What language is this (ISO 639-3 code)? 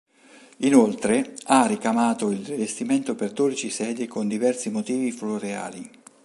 ita